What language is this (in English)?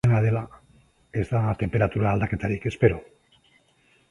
Basque